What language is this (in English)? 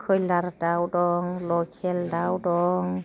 Bodo